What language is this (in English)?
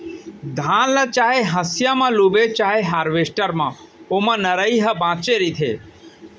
Chhattisgarhi